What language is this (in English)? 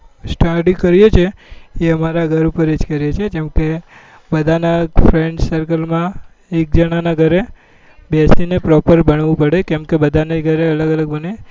Gujarati